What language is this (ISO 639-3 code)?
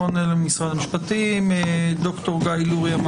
heb